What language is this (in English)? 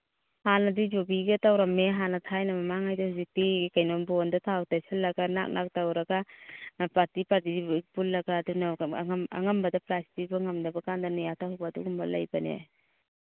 Manipuri